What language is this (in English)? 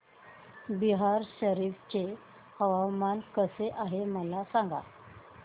Marathi